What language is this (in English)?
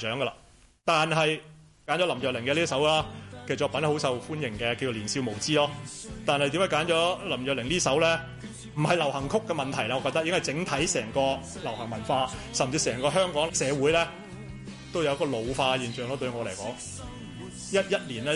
Chinese